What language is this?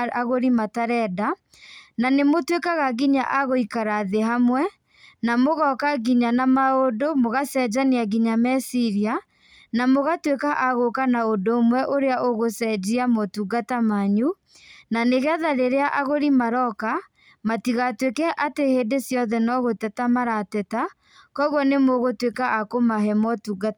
Kikuyu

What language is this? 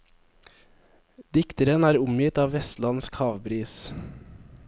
Norwegian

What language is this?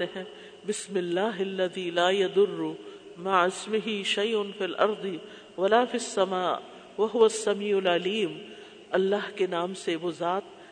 Urdu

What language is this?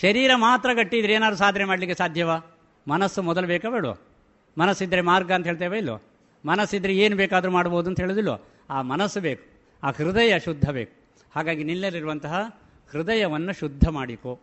Kannada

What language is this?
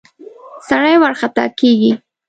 Pashto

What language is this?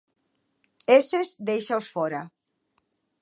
Galician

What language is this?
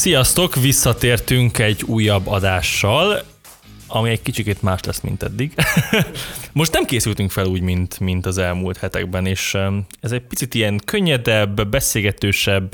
Hungarian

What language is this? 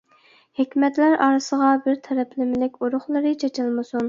Uyghur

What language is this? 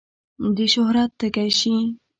Pashto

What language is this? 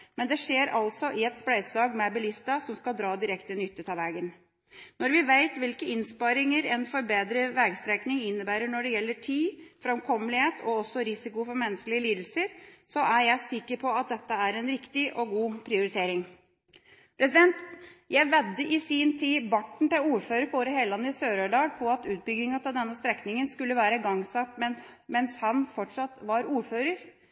Norwegian Bokmål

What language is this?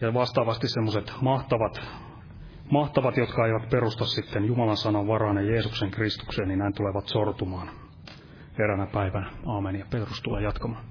Finnish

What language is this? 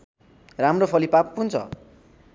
Nepali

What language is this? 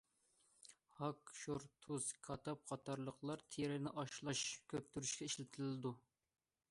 Uyghur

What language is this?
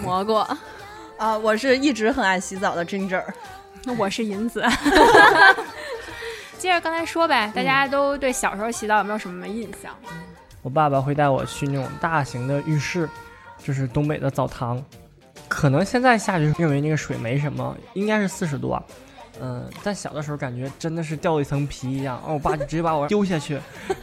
Chinese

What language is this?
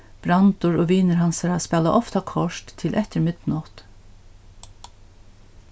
Faroese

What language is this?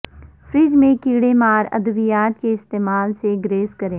Urdu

